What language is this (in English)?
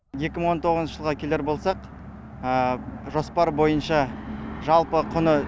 Kazakh